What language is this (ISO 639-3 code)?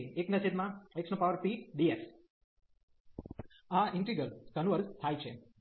guj